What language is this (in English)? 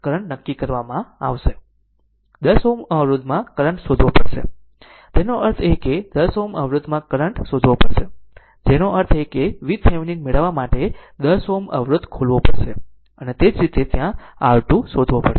Gujarati